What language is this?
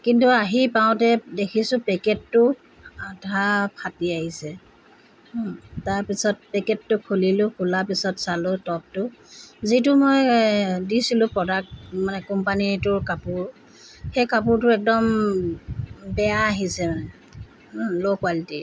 Assamese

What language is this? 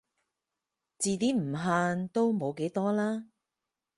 Cantonese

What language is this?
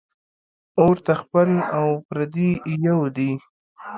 Pashto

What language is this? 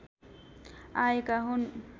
Nepali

